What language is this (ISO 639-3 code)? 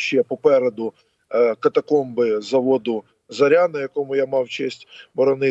ukr